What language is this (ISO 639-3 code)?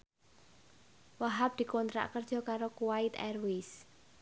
jav